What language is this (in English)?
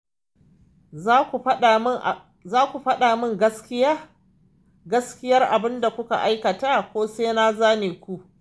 Hausa